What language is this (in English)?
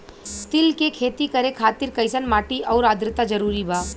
Bhojpuri